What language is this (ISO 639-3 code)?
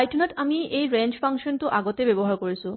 asm